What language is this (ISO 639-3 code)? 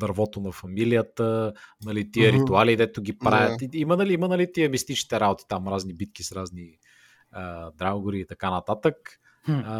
bul